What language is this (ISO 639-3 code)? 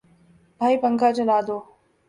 urd